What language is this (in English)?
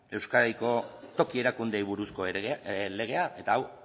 Basque